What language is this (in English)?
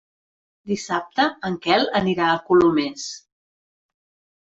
Catalan